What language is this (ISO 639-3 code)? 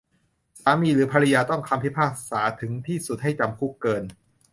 tha